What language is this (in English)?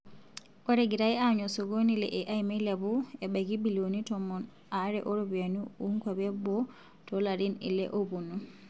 Masai